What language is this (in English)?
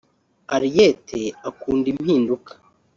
Kinyarwanda